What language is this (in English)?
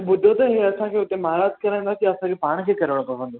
Sindhi